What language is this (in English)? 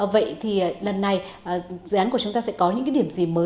Vietnamese